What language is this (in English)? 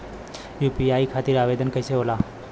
Bhojpuri